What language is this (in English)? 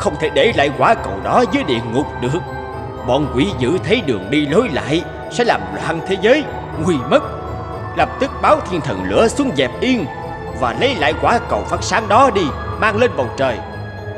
Vietnamese